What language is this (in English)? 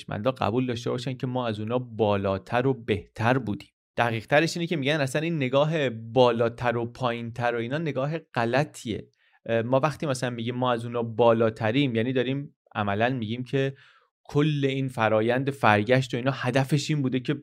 Persian